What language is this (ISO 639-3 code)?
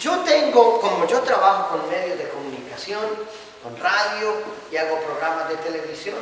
spa